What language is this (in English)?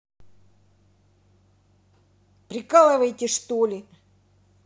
Russian